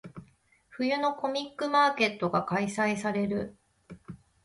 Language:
Japanese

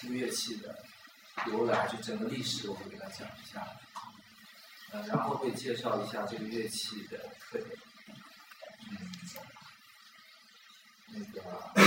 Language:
Chinese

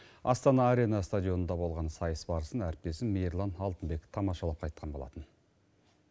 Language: Kazakh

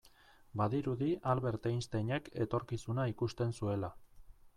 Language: Basque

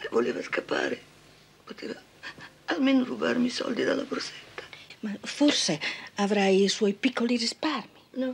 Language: Italian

